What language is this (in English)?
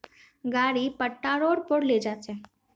Magahi